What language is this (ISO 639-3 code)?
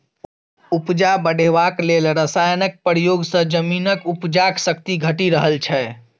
mai